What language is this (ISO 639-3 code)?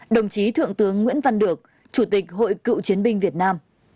vie